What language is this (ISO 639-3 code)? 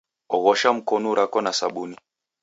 dav